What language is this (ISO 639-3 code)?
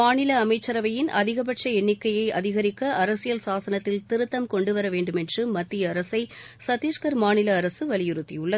tam